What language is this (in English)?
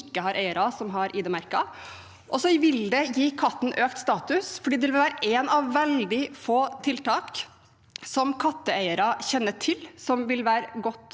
Norwegian